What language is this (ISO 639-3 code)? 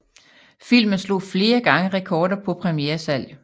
dan